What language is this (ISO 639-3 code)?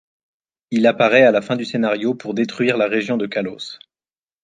fra